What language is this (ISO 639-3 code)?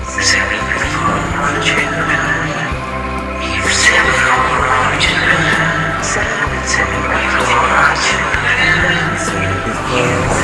ind